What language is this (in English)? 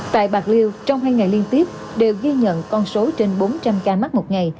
Vietnamese